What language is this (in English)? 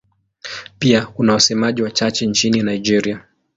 Swahili